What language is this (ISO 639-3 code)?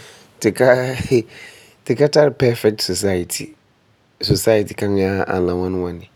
gur